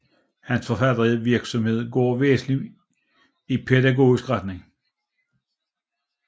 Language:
Danish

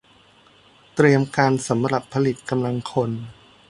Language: Thai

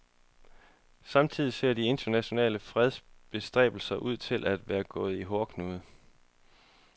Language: Danish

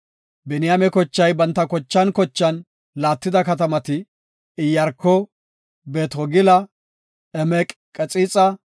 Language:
Gofa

